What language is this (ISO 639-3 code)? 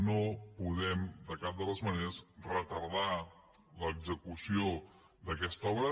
cat